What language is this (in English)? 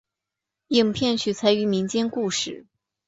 Chinese